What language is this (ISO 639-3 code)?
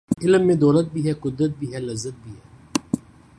urd